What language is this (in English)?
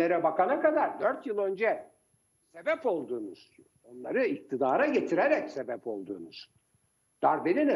Turkish